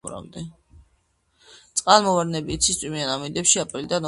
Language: Georgian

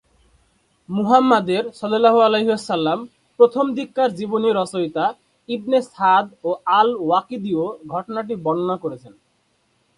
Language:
Bangla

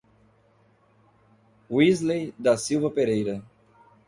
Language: Portuguese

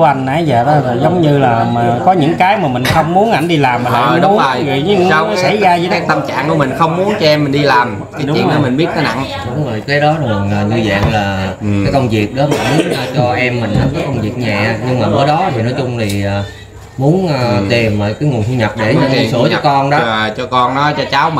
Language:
Vietnamese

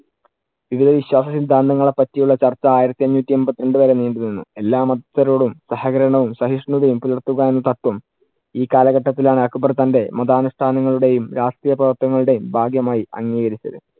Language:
Malayalam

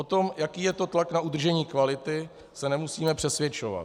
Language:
Czech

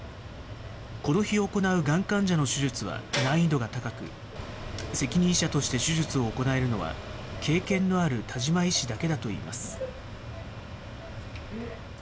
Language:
Japanese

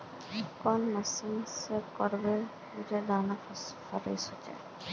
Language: Magahi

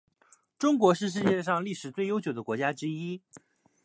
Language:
Chinese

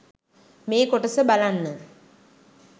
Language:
Sinhala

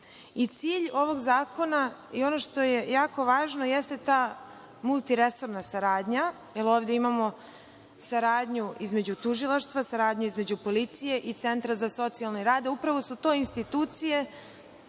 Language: Serbian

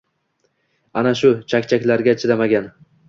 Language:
Uzbek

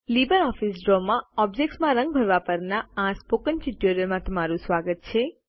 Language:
Gujarati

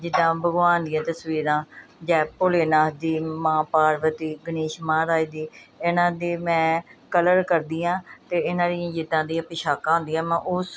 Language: Punjabi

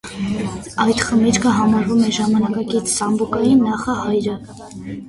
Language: Armenian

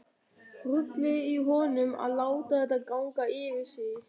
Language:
Icelandic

